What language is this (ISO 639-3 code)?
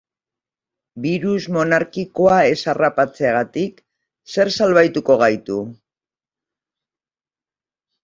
eus